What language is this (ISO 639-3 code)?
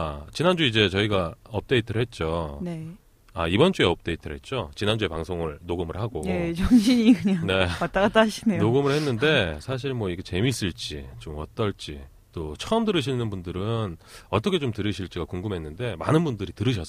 kor